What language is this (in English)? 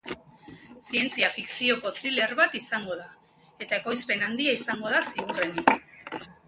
Basque